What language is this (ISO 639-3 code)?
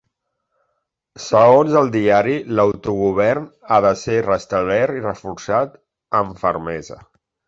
cat